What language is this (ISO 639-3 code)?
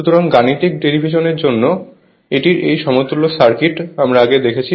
ben